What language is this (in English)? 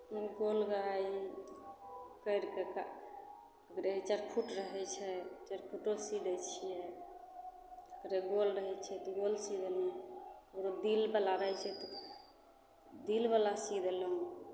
Maithili